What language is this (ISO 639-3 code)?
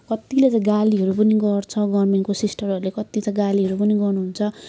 nep